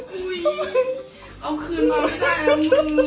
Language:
Thai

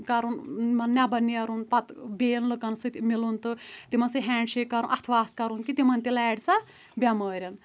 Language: Kashmiri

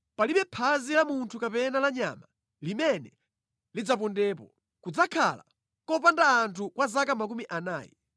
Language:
Nyanja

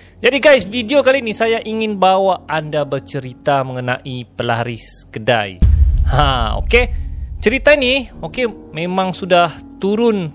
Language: Malay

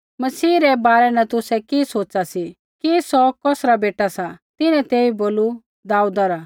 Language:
Kullu Pahari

